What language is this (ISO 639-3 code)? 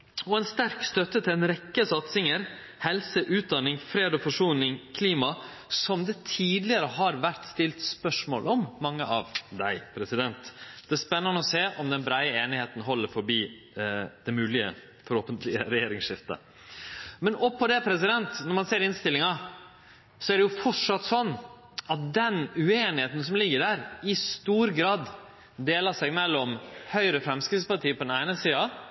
nno